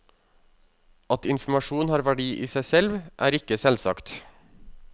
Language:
Norwegian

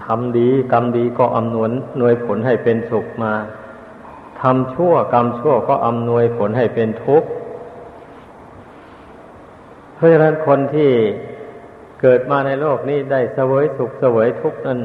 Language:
Thai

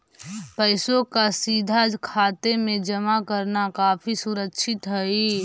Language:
Magahi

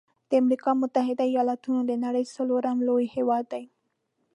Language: Pashto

